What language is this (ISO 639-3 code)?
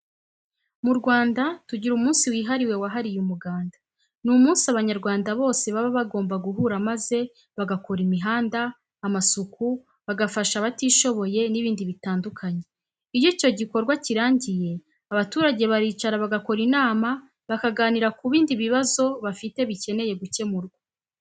kin